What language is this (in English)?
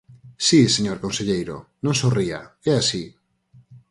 Galician